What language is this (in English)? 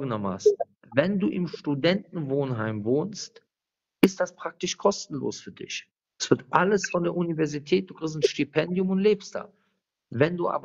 German